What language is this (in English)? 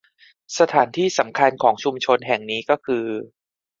Thai